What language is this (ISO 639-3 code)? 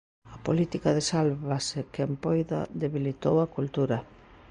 glg